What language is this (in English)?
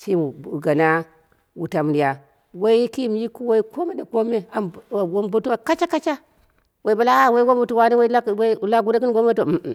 Dera (Nigeria)